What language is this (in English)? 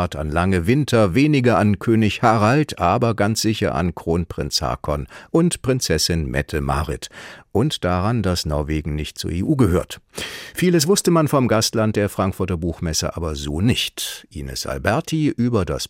German